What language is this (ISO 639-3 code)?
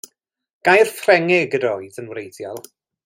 cym